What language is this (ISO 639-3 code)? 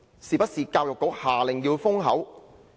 yue